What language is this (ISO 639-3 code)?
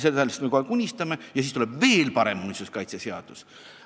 est